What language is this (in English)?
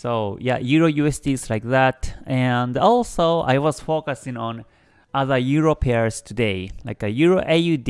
English